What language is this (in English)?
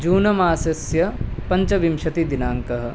Sanskrit